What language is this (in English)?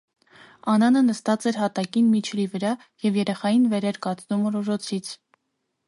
Armenian